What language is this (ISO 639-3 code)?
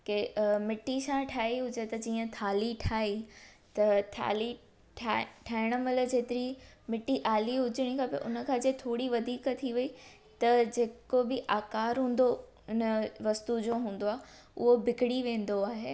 snd